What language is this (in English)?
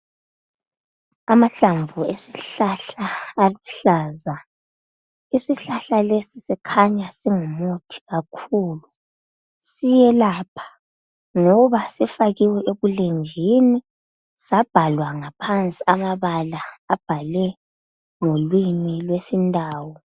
North Ndebele